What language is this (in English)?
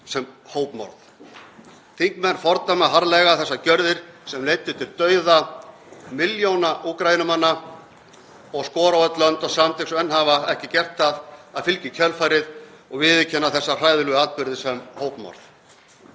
Icelandic